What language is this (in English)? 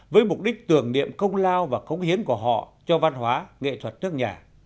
Vietnamese